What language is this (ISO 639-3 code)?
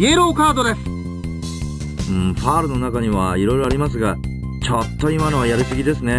jpn